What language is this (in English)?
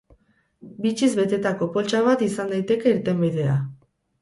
Basque